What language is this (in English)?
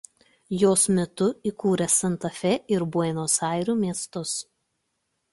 Lithuanian